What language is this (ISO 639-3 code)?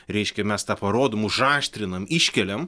lit